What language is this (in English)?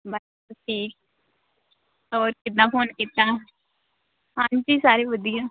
Punjabi